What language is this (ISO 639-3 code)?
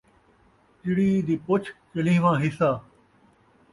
skr